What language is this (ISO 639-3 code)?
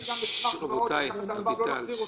heb